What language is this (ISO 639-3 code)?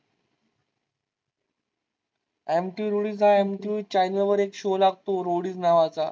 mar